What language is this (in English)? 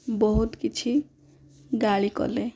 Odia